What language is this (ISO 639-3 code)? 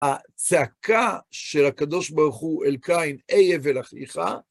heb